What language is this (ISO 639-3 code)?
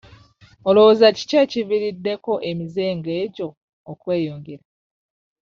lug